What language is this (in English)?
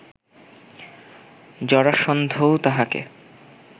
Bangla